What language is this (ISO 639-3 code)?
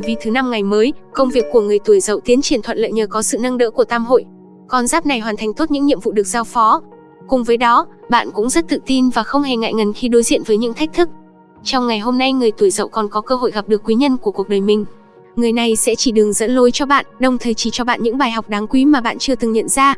vie